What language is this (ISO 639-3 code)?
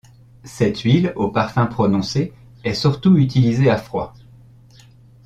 fra